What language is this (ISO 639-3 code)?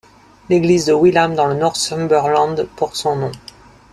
fra